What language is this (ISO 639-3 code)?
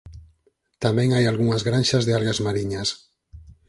glg